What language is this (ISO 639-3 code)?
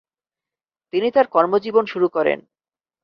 ben